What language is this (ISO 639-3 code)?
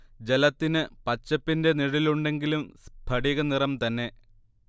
mal